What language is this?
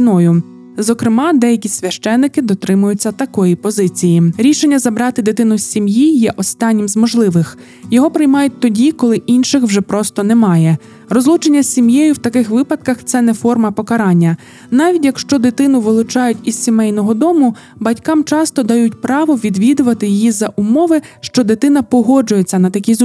Ukrainian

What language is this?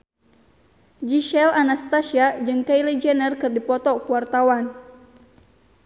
Sundanese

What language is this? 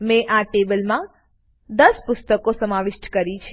Gujarati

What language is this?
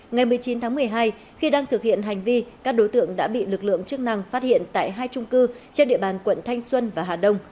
Vietnamese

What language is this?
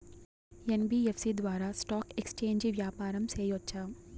Telugu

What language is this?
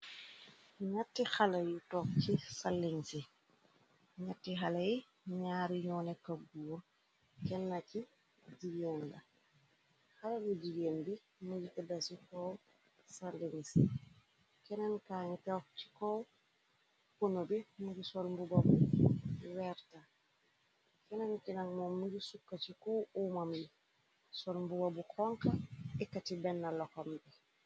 Wolof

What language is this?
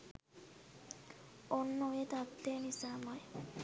Sinhala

